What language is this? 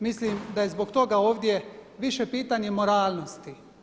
Croatian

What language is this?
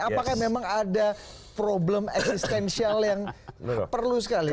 Indonesian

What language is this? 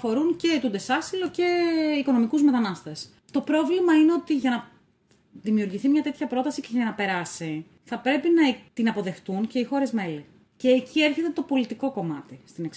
Greek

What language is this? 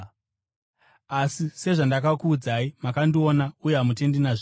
Shona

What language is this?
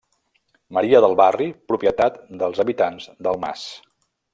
Catalan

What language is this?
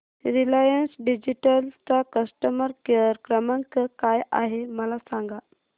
Marathi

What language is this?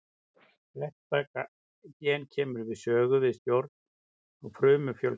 Icelandic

